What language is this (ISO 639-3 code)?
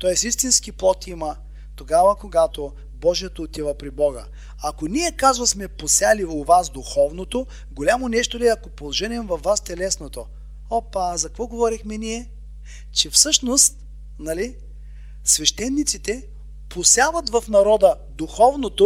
bul